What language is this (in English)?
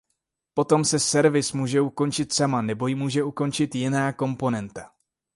Czech